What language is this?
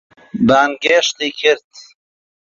Central Kurdish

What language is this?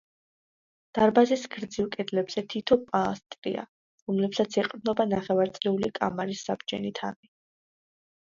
Georgian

